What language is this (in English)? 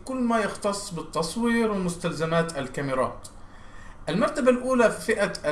Arabic